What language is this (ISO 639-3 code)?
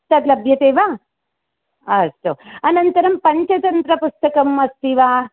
san